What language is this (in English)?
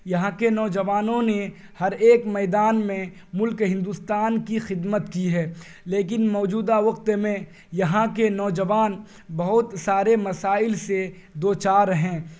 Urdu